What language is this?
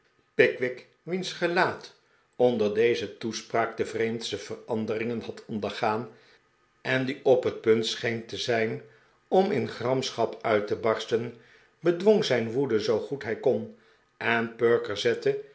Dutch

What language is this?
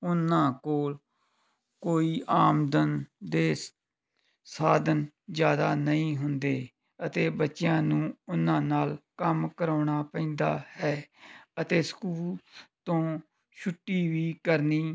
Punjabi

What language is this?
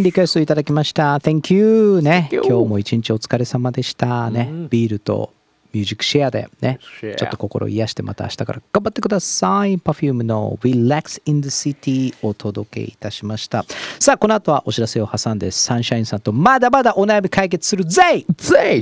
Japanese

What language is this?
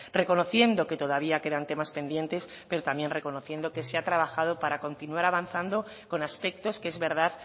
Spanish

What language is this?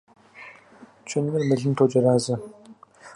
Kabardian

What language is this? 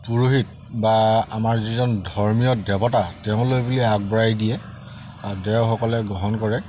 Assamese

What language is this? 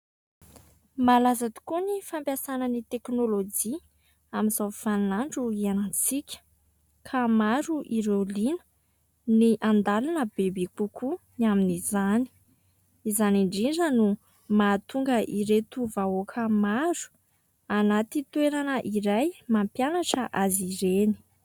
Malagasy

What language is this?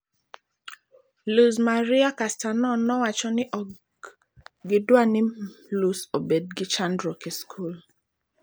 Luo (Kenya and Tanzania)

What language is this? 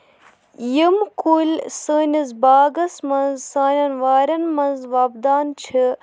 Kashmiri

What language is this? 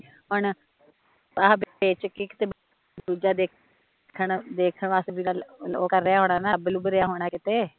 Punjabi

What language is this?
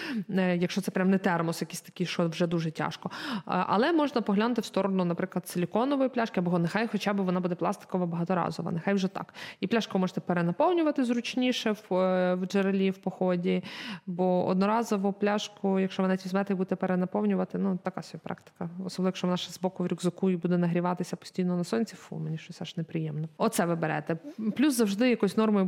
Ukrainian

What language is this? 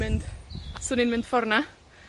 Welsh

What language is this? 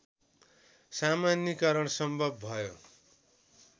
Nepali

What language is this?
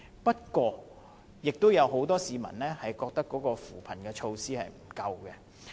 Cantonese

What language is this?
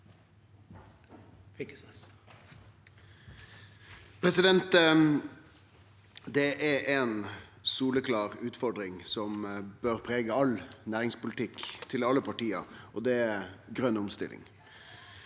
Norwegian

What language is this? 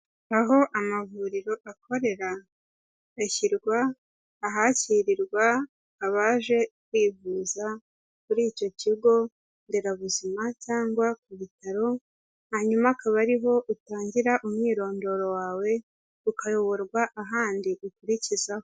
Kinyarwanda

